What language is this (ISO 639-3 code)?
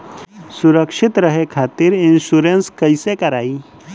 bho